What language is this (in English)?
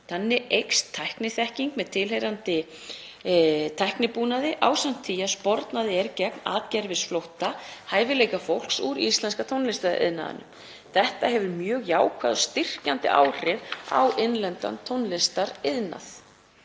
Icelandic